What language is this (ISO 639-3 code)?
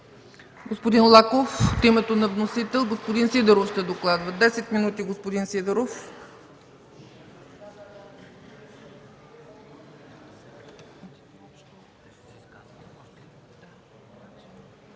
bul